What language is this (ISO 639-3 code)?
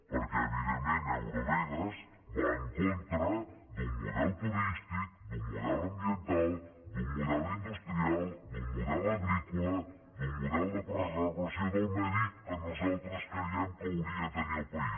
cat